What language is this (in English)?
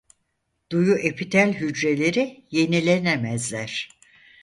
Turkish